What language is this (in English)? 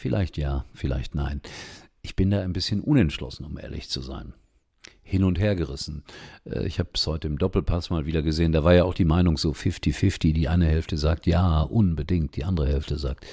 German